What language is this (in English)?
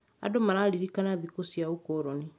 Kikuyu